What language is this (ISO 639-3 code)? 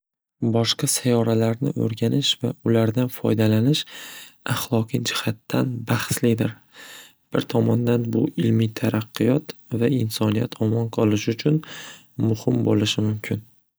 uzb